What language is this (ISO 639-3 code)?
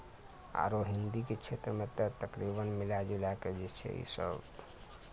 mai